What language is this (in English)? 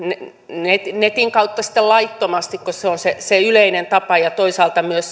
Finnish